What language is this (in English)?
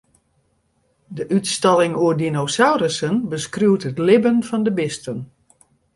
Western Frisian